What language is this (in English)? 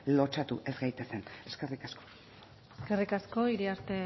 Basque